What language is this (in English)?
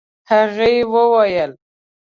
Pashto